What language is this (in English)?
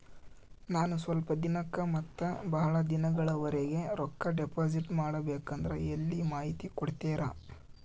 Kannada